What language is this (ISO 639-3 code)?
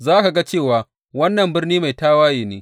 hau